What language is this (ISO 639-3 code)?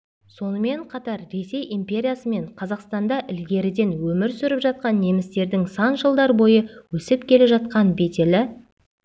kaz